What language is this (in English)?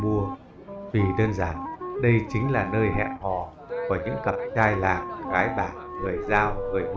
Vietnamese